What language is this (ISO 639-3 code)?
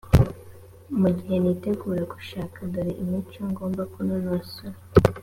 kin